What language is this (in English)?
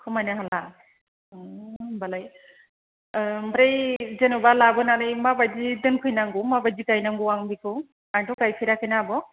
Bodo